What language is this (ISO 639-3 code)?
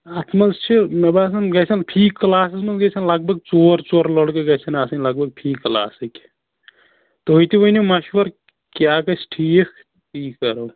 kas